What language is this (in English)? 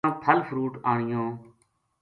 Gujari